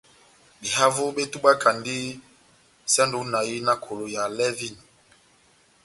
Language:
Batanga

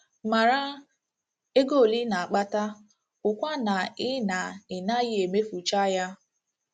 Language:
Igbo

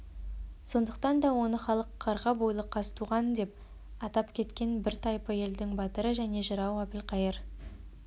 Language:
Kazakh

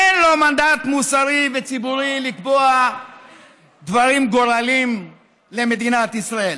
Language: Hebrew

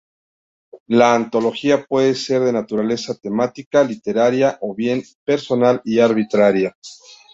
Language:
Spanish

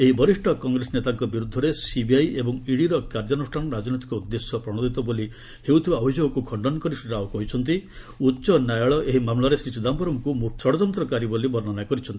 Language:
Odia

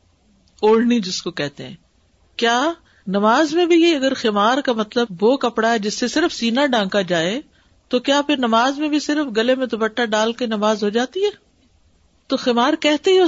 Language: Urdu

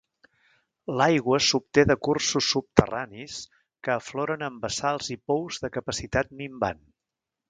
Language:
Catalan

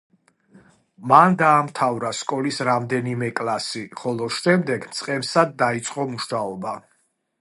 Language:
Georgian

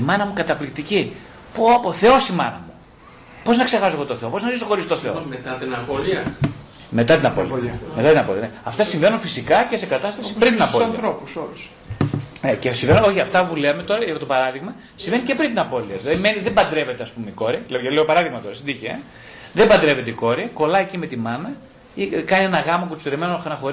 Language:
Greek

